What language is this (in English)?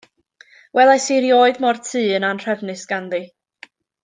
Welsh